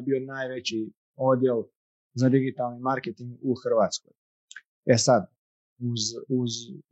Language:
Croatian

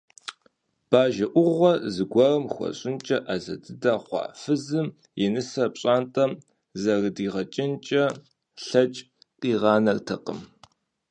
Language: Kabardian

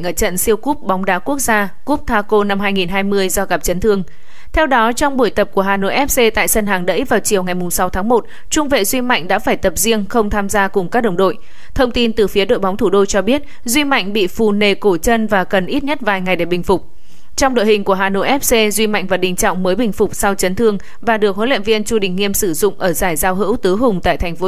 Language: Vietnamese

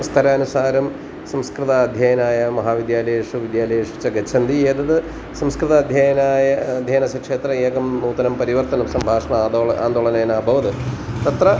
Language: Sanskrit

